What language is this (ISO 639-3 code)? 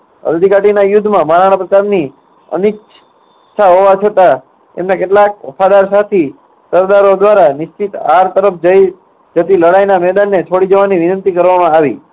guj